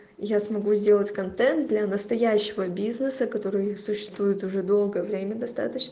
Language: Russian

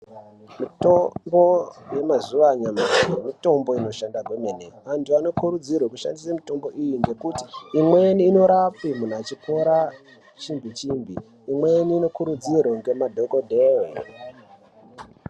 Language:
Ndau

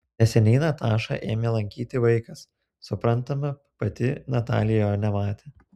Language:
Lithuanian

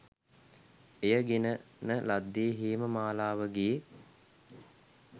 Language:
Sinhala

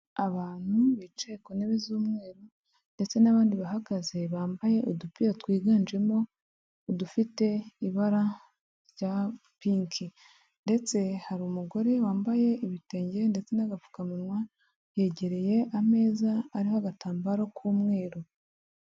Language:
Kinyarwanda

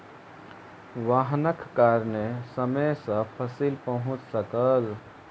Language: Maithili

